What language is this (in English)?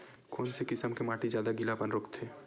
Chhattisgarhi